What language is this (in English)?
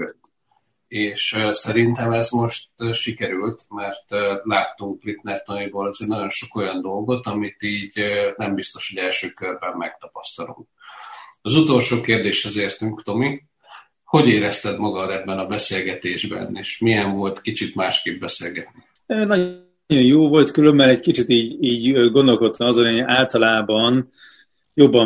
Hungarian